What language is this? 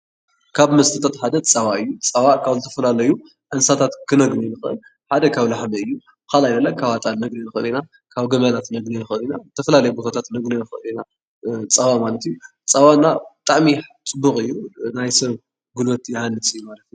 Tigrinya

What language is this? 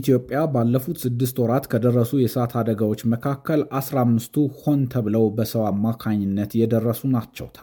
Amharic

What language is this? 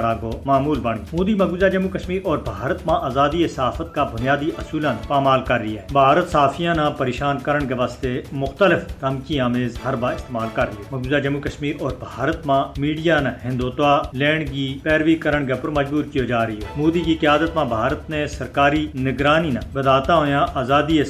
Urdu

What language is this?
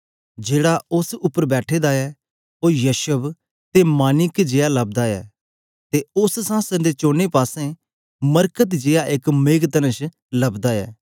Dogri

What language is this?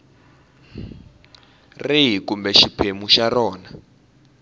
Tsonga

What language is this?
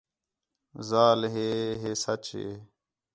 Khetrani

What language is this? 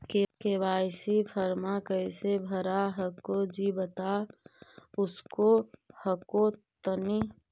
Magahi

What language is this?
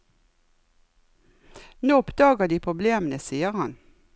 Norwegian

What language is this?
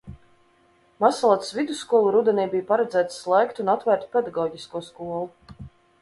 Latvian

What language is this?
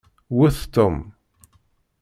Kabyle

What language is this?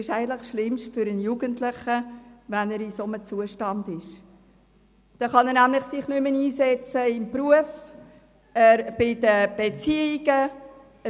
Swiss German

